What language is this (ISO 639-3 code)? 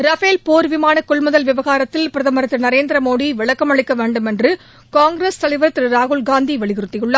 tam